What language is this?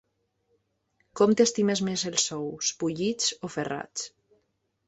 Catalan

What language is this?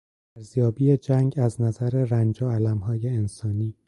Persian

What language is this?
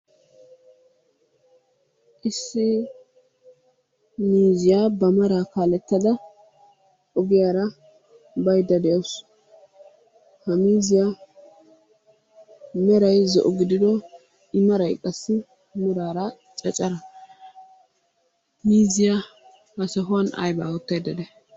Wolaytta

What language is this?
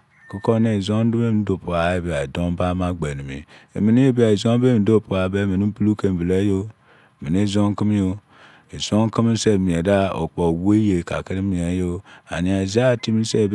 Izon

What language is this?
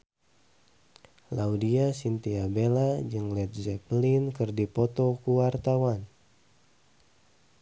Sundanese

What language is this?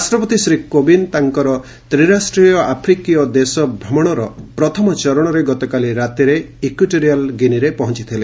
Odia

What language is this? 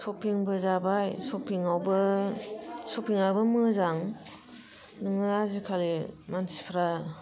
Bodo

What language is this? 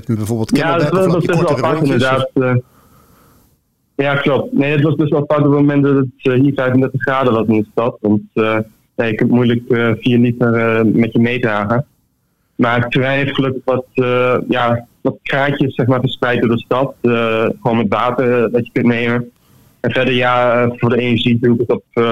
Dutch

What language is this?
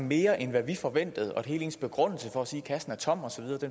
Danish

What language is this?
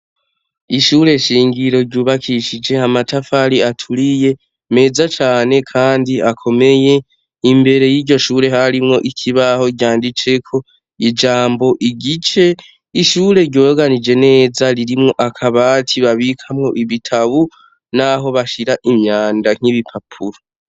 Rundi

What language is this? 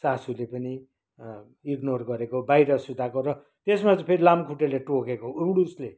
Nepali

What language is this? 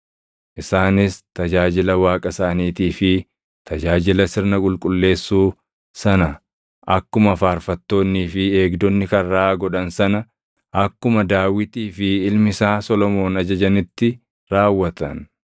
Oromo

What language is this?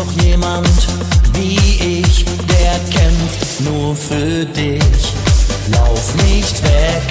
Polish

